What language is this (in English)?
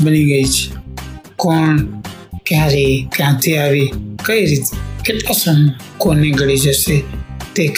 Hindi